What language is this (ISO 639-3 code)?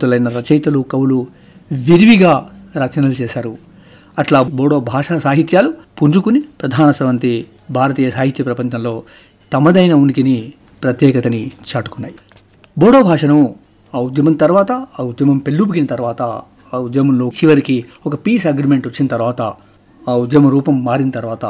tel